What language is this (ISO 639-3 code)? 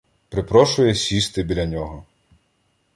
ukr